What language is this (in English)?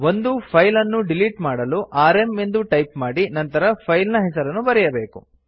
Kannada